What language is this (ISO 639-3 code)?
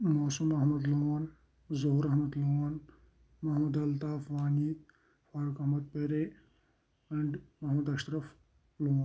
kas